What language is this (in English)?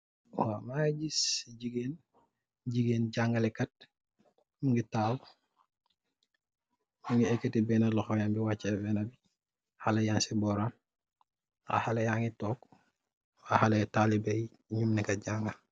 Wolof